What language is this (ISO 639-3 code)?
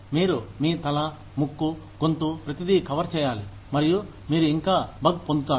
tel